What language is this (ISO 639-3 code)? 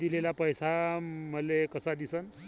mar